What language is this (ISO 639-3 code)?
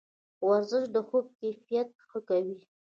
pus